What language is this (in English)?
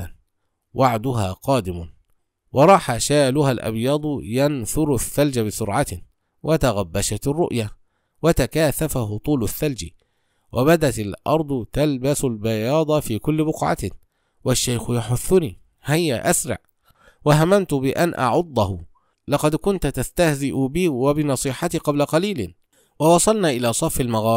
Arabic